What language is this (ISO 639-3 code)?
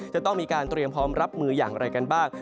tha